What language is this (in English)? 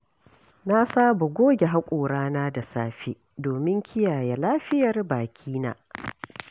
Hausa